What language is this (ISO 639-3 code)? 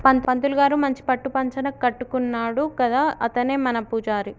tel